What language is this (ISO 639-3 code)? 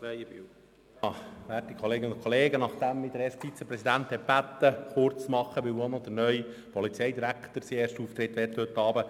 gsw